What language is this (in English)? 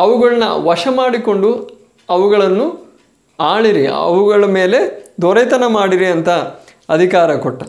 Kannada